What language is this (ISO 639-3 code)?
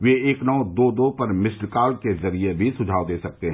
hin